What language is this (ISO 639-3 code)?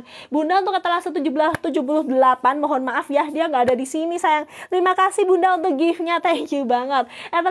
ind